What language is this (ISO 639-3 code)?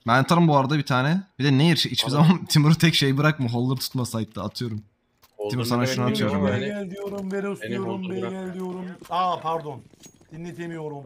tur